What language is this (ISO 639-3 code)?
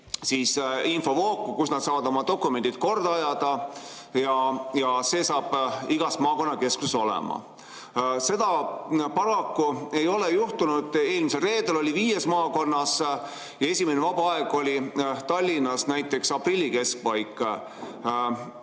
est